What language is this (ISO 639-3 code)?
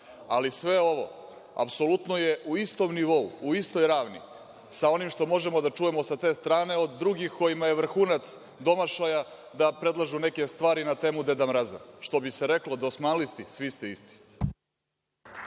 srp